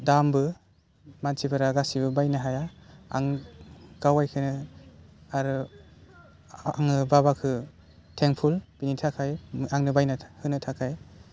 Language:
Bodo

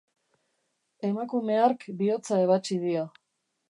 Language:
Basque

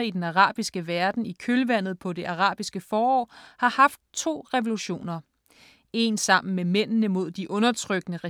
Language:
Danish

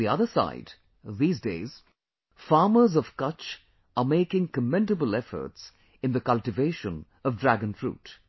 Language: English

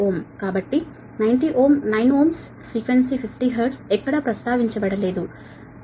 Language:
Telugu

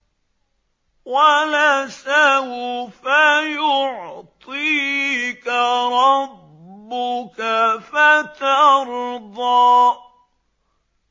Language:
Arabic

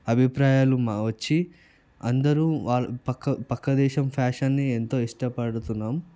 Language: Telugu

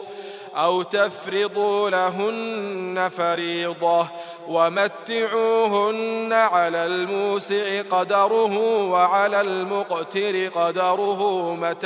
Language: Arabic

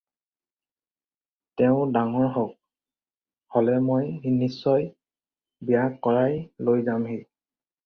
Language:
Assamese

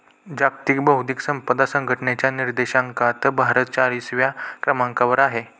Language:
Marathi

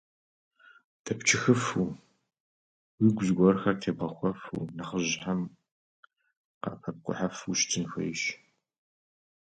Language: Kabardian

